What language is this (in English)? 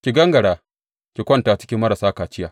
Hausa